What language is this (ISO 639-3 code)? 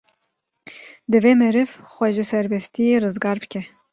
kur